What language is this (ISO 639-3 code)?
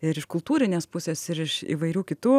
lit